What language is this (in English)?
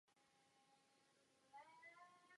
Czech